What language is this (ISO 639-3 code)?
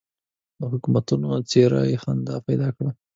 pus